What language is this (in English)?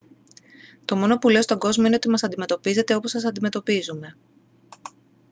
Greek